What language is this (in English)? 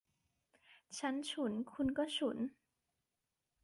Thai